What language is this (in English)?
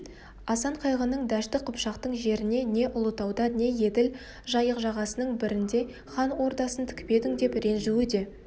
Kazakh